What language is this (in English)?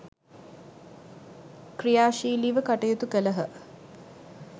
Sinhala